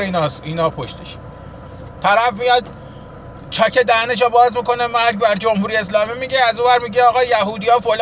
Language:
Persian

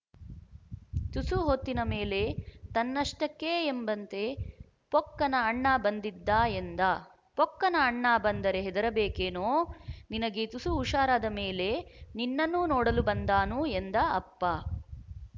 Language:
Kannada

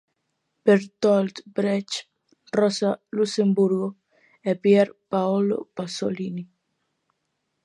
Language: Galician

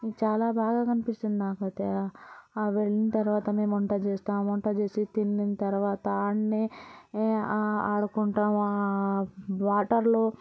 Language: Telugu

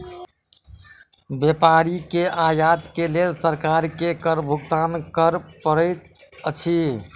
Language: Maithili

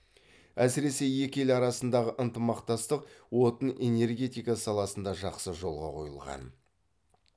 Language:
Kazakh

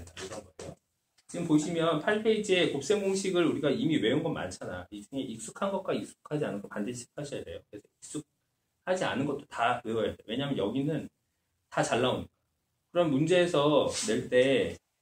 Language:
Korean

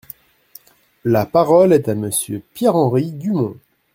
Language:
French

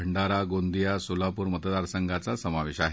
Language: Marathi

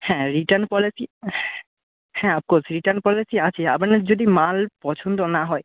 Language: Bangla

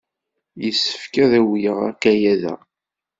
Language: Kabyle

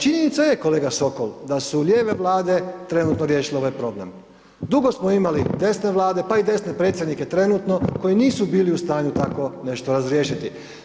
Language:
Croatian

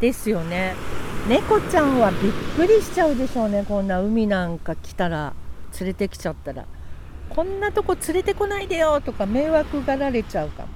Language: Japanese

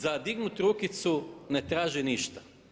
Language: Croatian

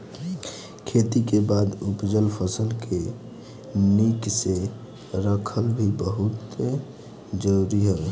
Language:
Bhojpuri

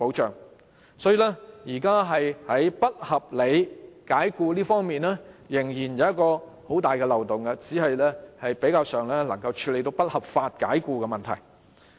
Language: Cantonese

